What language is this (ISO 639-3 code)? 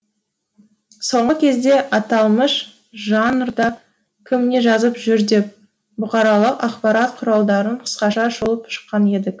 kaz